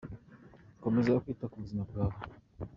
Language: Kinyarwanda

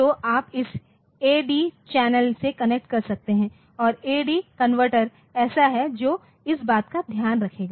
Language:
Hindi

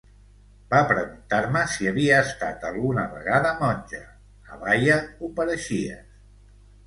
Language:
Catalan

